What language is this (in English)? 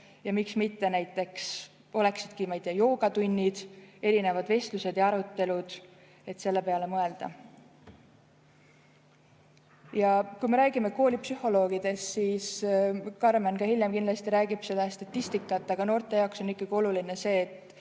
Estonian